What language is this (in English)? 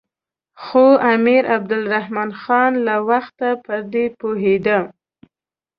Pashto